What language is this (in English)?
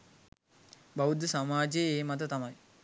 Sinhala